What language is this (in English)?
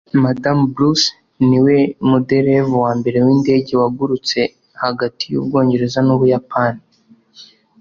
Kinyarwanda